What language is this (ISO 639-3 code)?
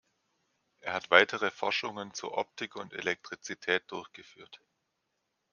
deu